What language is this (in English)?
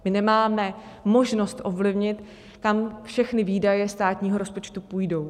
Czech